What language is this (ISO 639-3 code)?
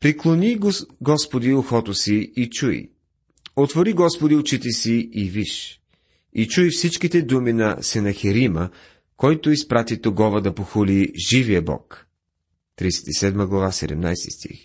bul